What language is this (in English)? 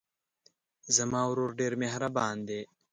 Pashto